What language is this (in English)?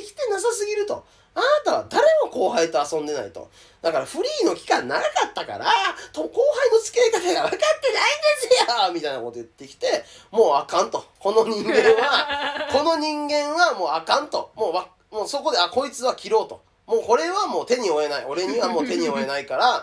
Japanese